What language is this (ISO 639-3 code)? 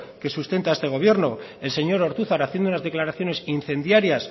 spa